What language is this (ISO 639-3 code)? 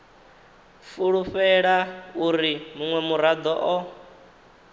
ven